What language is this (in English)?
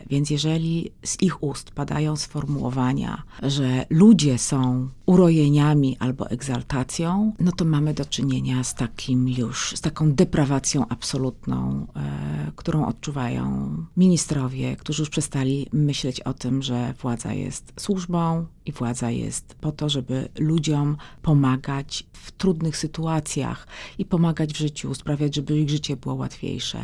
Polish